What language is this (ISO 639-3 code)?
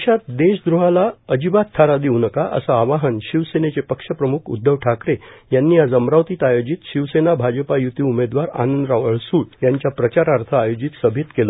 mar